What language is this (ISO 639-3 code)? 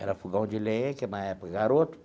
por